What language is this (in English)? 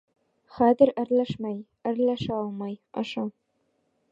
Bashkir